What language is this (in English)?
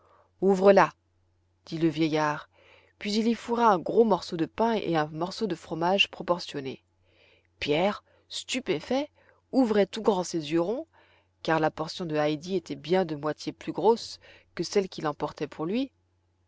French